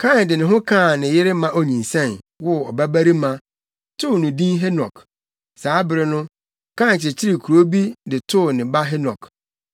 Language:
Akan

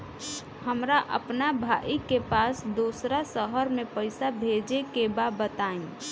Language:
Bhojpuri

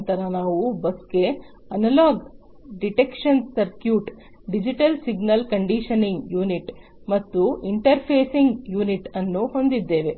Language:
Kannada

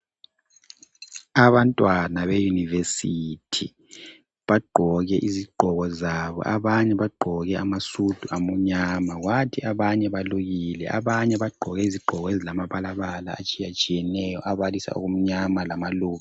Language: North Ndebele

